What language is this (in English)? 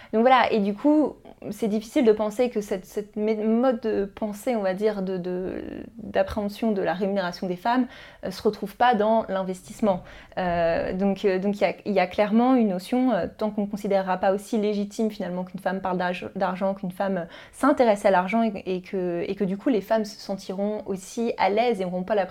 French